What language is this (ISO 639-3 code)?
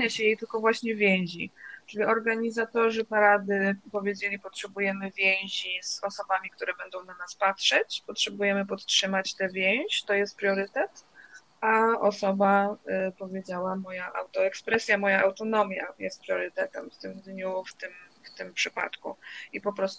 pol